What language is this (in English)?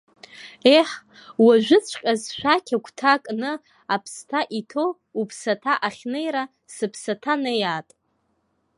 Abkhazian